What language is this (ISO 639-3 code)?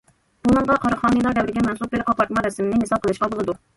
uig